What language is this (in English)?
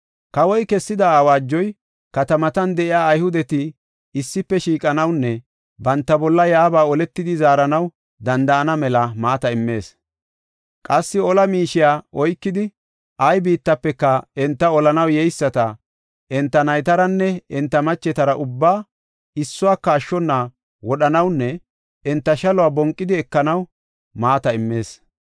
Gofa